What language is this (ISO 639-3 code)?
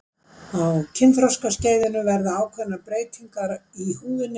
isl